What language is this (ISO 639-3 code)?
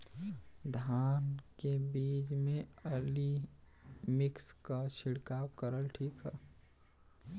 bho